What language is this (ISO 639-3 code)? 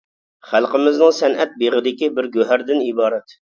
uig